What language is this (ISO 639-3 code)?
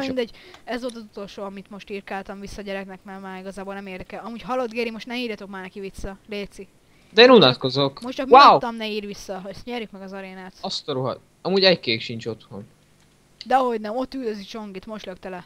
hun